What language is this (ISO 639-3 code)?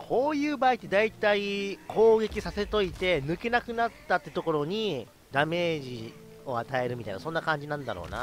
jpn